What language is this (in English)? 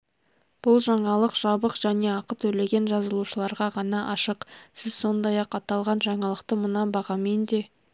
Kazakh